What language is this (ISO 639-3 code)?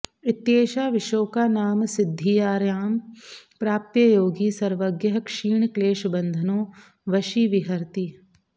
san